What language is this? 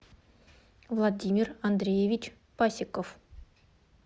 Russian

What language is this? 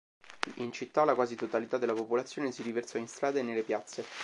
Italian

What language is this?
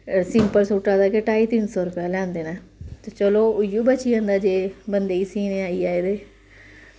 Dogri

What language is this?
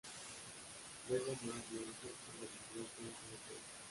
Spanish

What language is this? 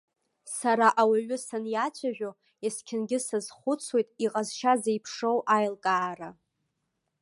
Abkhazian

